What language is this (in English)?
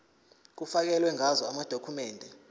Zulu